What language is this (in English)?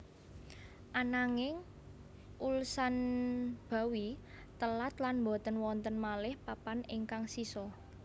Javanese